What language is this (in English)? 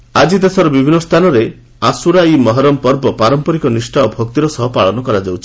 Odia